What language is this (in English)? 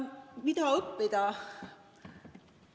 Estonian